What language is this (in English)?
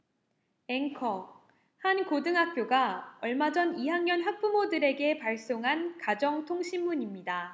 Korean